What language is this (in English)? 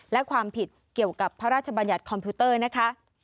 Thai